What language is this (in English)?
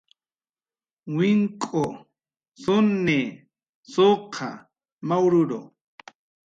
Jaqaru